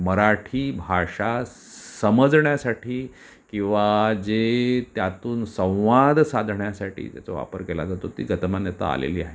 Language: Marathi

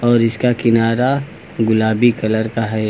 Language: Hindi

